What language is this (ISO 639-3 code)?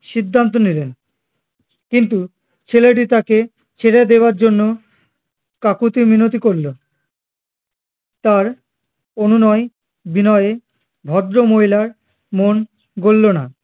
ben